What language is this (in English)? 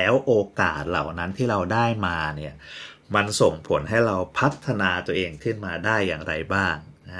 Thai